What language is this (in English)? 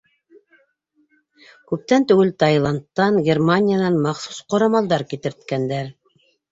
Bashkir